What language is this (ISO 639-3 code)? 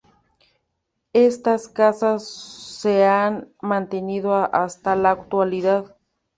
spa